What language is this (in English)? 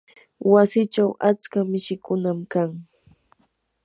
Yanahuanca Pasco Quechua